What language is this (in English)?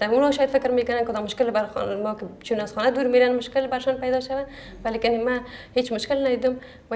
Arabic